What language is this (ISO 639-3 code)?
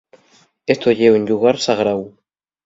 ast